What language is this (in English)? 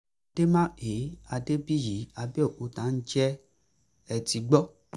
Yoruba